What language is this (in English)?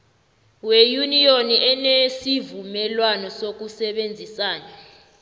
South Ndebele